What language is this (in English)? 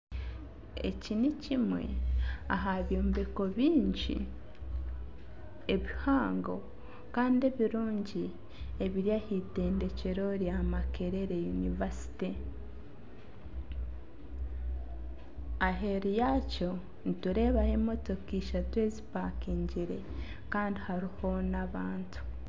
Nyankole